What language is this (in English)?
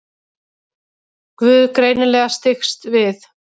Icelandic